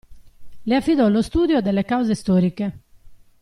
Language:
Italian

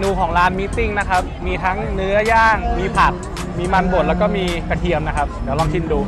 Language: Thai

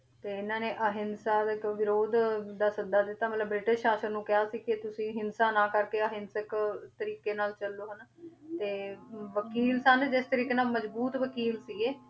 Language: Punjabi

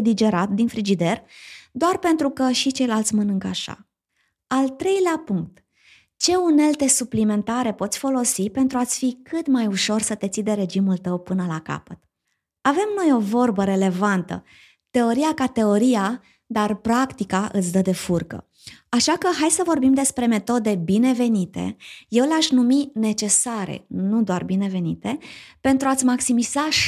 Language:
Romanian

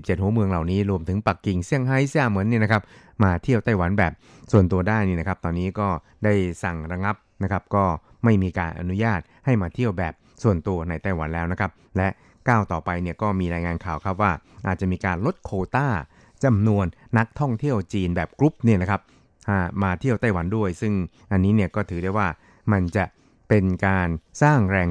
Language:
Thai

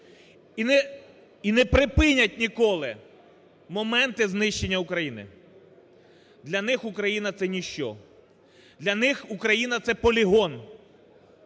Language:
Ukrainian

